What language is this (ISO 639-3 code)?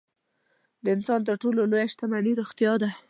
pus